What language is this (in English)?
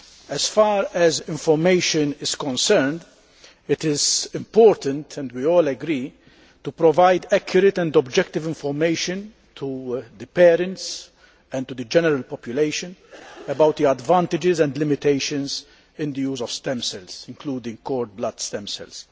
English